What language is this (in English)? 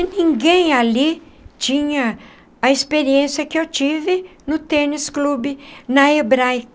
Portuguese